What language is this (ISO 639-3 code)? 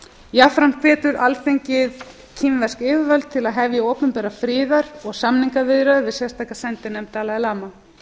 isl